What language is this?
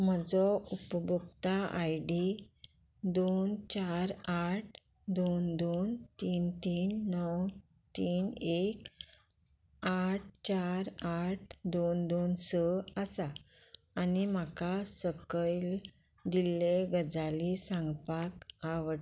Konkani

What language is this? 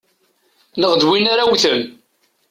Kabyle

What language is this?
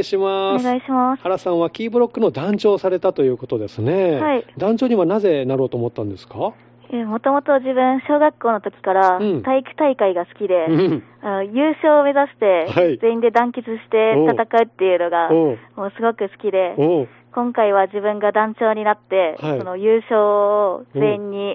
Japanese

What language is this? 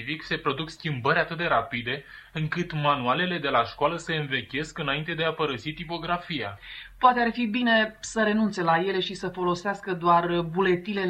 Romanian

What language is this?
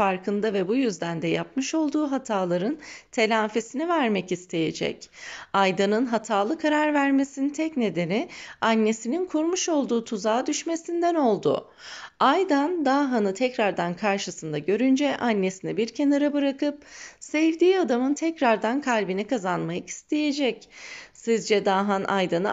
Turkish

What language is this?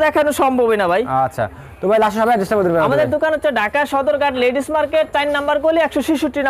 Bangla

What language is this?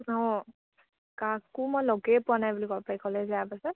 Assamese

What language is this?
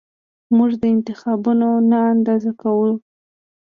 Pashto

